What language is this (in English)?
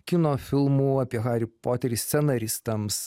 Lithuanian